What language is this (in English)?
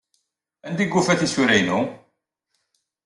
Kabyle